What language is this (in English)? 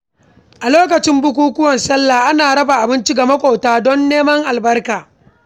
Hausa